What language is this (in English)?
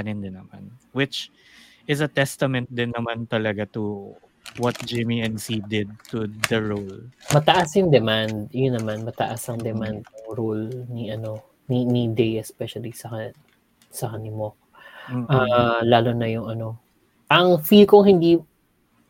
Filipino